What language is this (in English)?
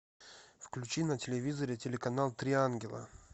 Russian